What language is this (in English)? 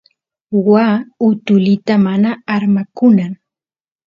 Santiago del Estero Quichua